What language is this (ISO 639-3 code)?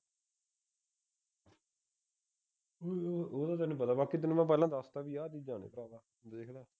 pan